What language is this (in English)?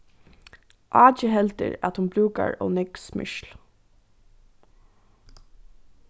Faroese